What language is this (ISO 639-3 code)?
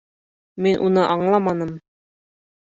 bak